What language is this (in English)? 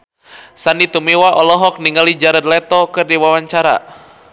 Sundanese